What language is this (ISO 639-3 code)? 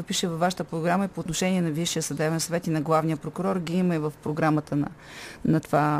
bul